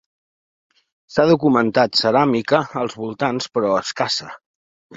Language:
Catalan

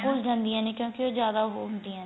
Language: Punjabi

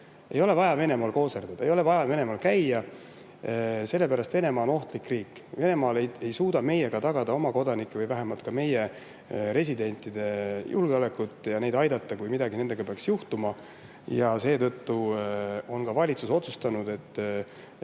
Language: Estonian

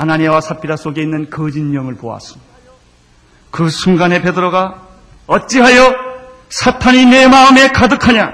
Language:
Korean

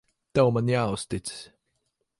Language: Latvian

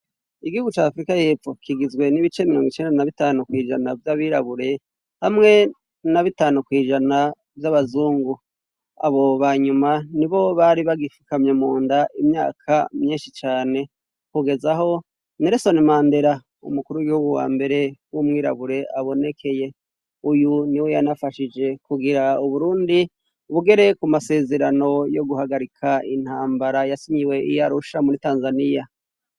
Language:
Rundi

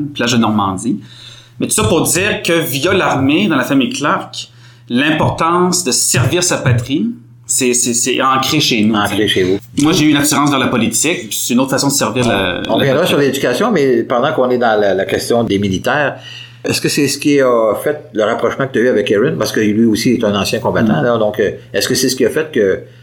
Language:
French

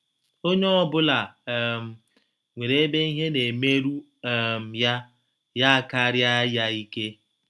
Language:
Igbo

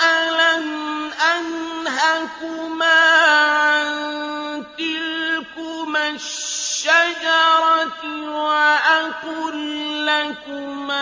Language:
Arabic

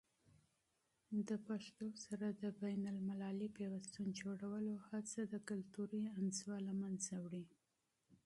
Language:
Pashto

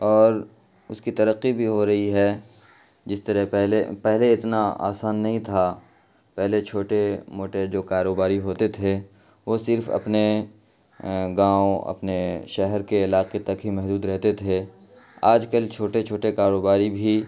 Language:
Urdu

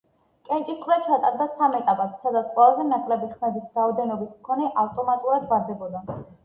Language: Georgian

